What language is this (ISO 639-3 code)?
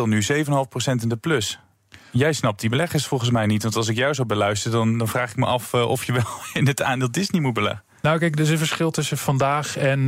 nld